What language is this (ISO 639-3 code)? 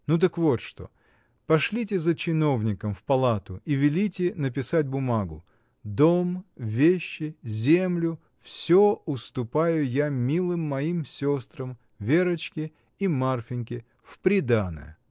rus